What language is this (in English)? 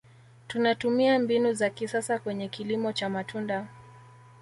Swahili